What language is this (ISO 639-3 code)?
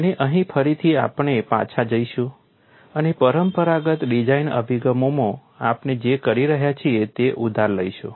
guj